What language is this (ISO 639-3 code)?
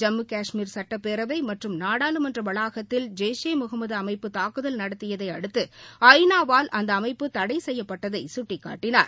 tam